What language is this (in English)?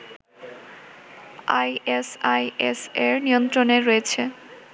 Bangla